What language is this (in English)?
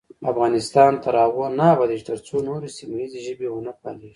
Pashto